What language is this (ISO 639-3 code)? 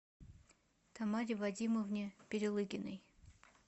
rus